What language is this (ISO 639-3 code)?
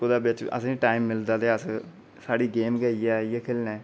doi